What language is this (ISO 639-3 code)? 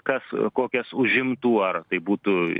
lit